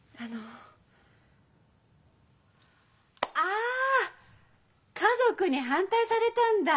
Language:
Japanese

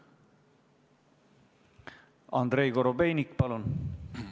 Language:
Estonian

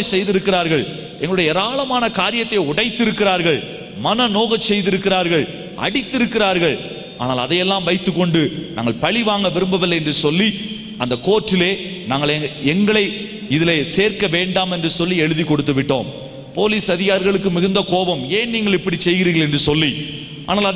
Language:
Tamil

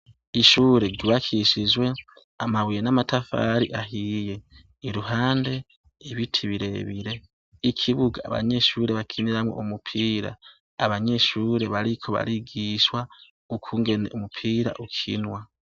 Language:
Rundi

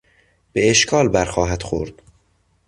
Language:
Persian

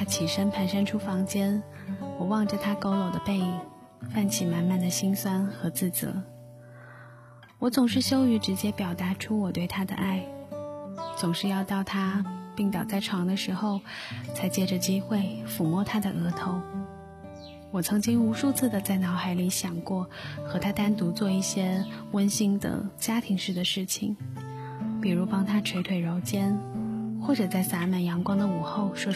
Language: Chinese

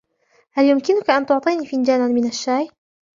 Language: Arabic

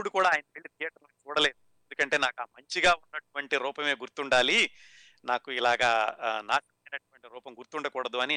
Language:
Telugu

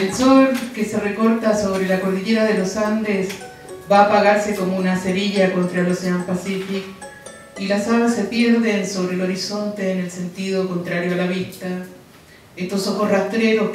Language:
Spanish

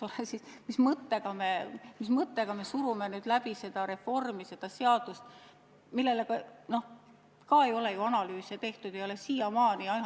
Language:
Estonian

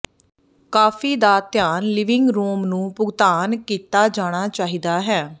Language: Punjabi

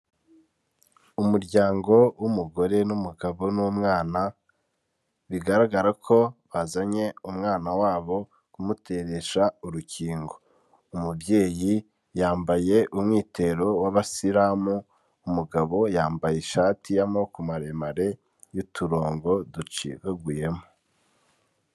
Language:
Kinyarwanda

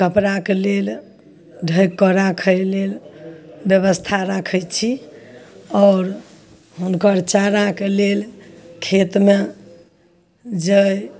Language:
Maithili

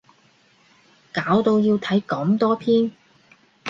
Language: Cantonese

